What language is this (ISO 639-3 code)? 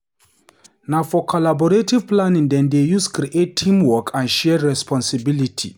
pcm